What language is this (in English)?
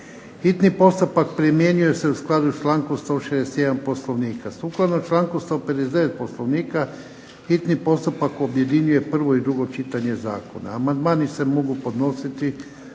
Croatian